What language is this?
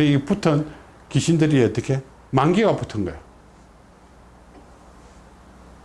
Korean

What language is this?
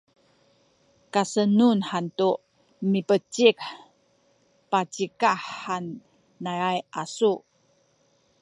Sakizaya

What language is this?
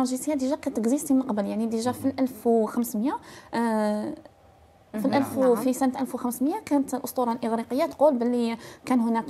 Arabic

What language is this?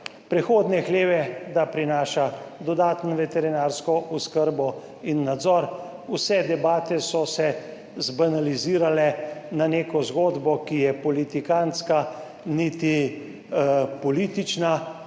Slovenian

